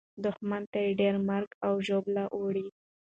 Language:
Pashto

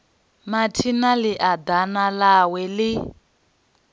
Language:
Venda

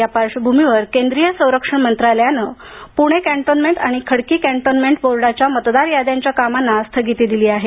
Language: Marathi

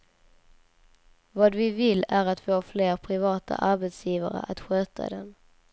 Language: Swedish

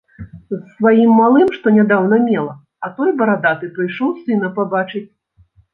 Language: Belarusian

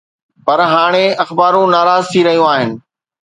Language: Sindhi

